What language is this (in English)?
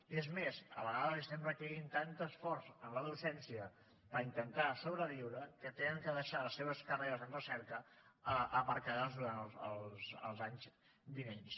Catalan